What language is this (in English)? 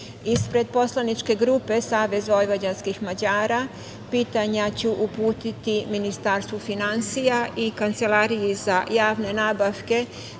Serbian